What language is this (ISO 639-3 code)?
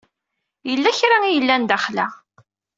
kab